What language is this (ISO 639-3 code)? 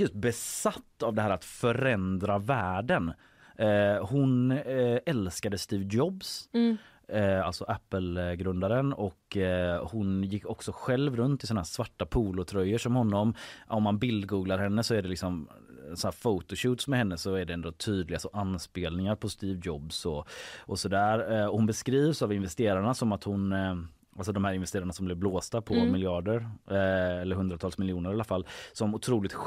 swe